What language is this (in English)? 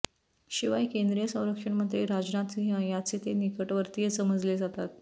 Marathi